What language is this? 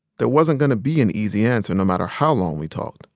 English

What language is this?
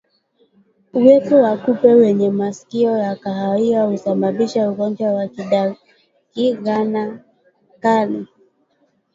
Swahili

